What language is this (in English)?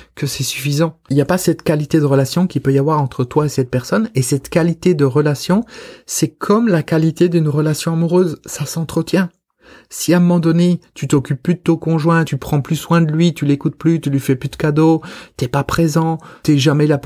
French